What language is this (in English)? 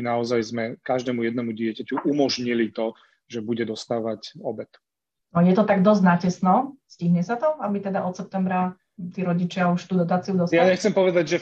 Slovak